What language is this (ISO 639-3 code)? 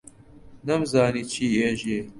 ckb